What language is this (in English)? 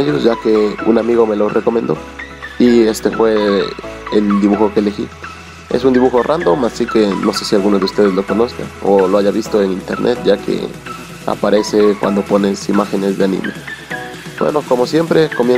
Spanish